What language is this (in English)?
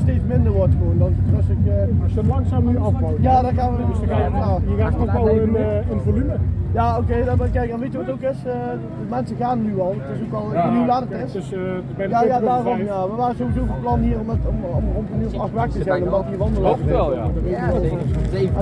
Dutch